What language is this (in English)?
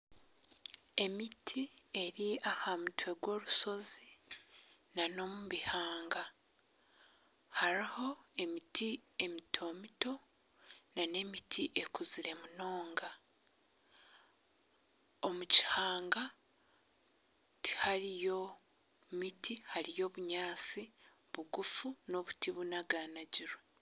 Nyankole